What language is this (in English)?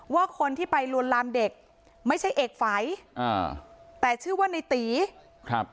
Thai